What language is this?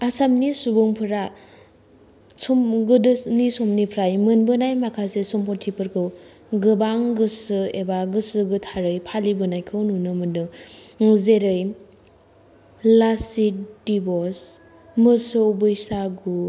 Bodo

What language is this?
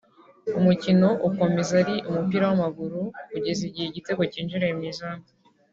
Kinyarwanda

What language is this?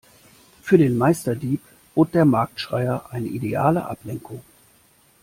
German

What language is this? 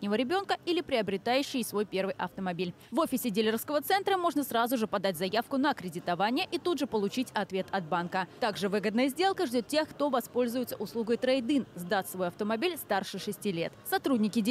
Russian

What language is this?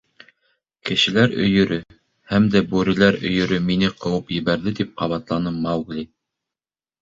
Bashkir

